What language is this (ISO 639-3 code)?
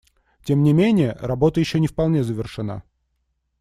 rus